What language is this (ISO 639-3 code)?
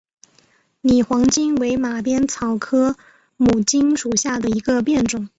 zho